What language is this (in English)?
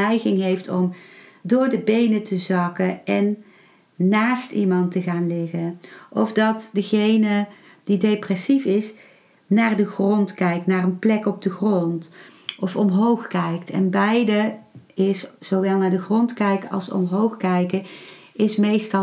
Dutch